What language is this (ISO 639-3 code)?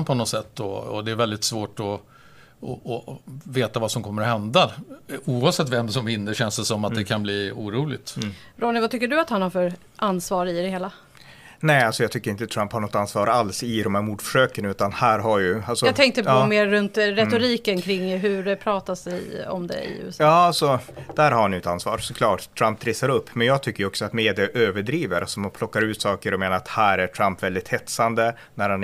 swe